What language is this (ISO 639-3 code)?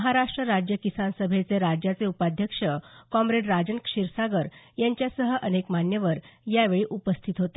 mar